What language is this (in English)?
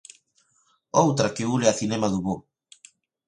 Galician